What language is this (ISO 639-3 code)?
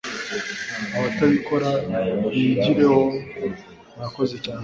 kin